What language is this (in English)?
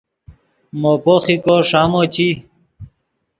Yidgha